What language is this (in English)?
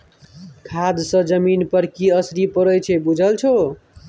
Maithili